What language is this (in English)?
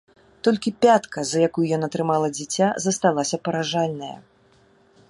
Belarusian